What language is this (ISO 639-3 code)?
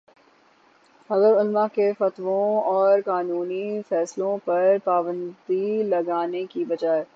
urd